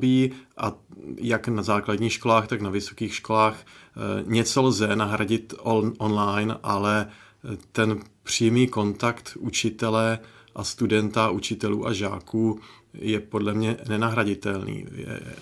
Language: Czech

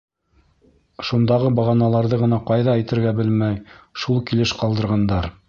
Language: Bashkir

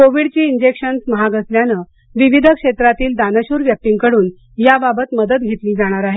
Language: Marathi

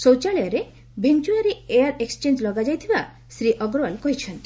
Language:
Odia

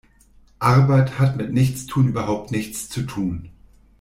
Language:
German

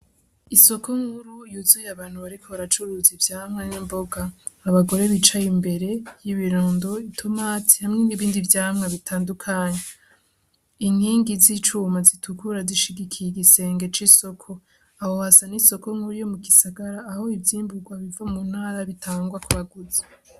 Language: Rundi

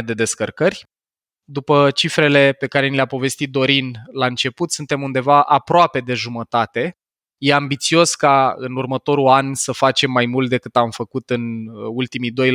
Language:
Romanian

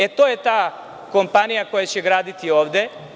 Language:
Serbian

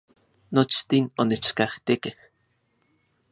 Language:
Central Puebla Nahuatl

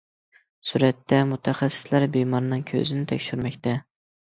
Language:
Uyghur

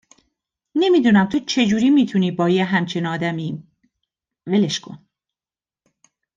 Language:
Persian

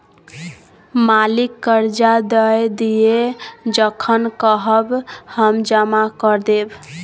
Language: Maithili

